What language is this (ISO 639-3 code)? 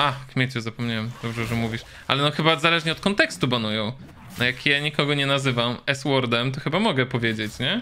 pol